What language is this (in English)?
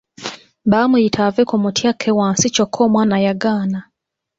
Ganda